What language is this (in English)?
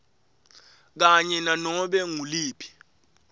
Swati